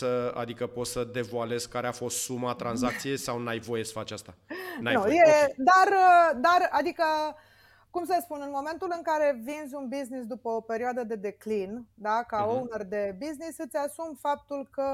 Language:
Romanian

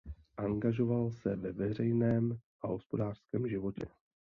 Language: Czech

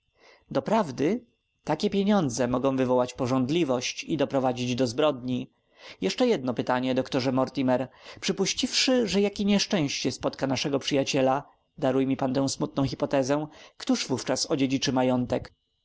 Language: Polish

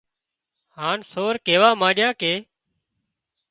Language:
Wadiyara Koli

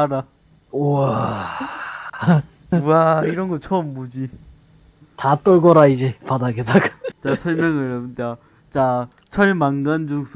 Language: Korean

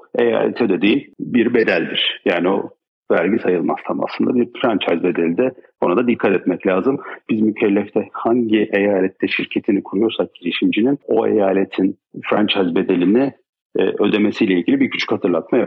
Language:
Turkish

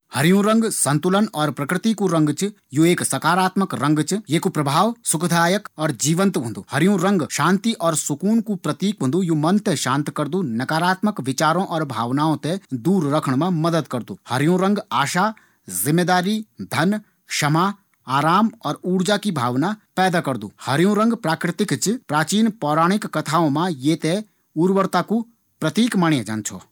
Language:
Garhwali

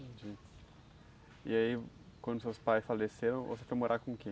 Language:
Portuguese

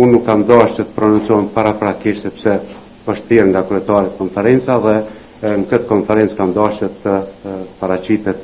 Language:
Romanian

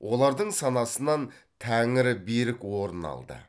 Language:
Kazakh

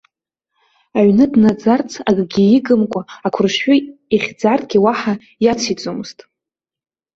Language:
Abkhazian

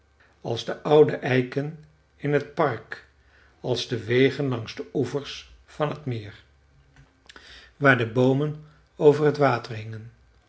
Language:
Dutch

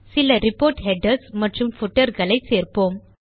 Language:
Tamil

